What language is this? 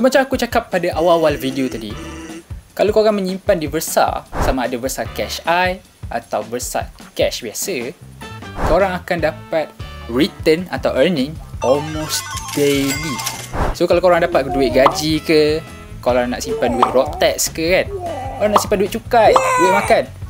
Malay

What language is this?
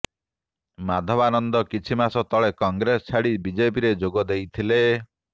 Odia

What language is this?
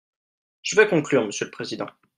French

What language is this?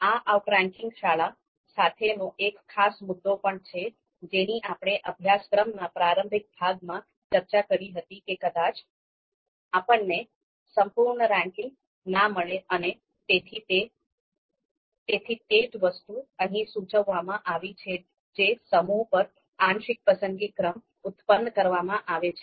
Gujarati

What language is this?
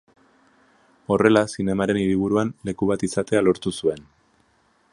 Basque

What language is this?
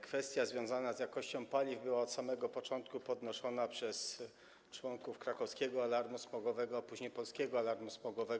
Polish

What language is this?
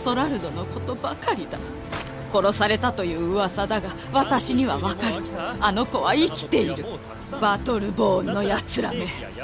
Japanese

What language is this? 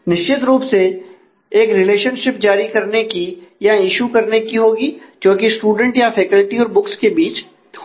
Hindi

